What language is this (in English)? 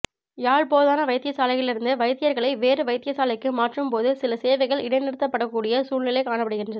Tamil